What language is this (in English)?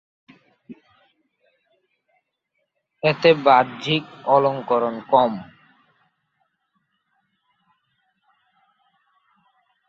Bangla